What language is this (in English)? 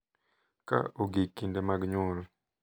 Luo (Kenya and Tanzania)